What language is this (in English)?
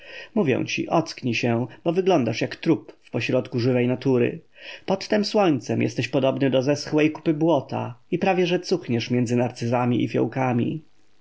Polish